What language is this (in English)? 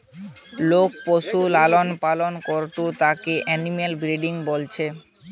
Bangla